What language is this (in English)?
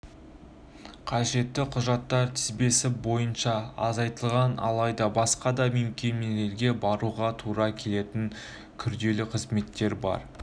Kazakh